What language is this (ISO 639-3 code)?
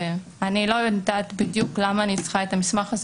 heb